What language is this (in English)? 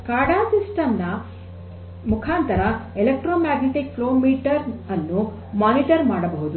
Kannada